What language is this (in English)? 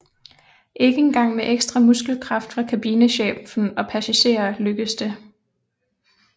Danish